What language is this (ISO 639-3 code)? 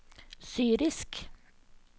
nor